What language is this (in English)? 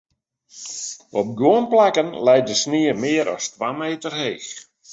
Western Frisian